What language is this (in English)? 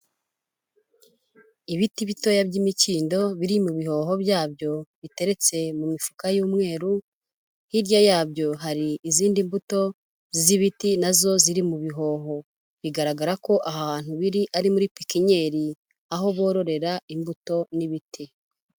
Kinyarwanda